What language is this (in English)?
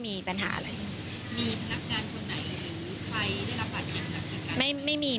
Thai